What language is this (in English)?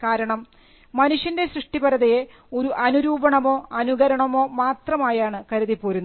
Malayalam